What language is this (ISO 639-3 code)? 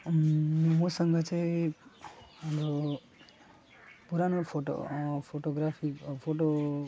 nep